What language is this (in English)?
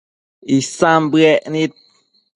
Matsés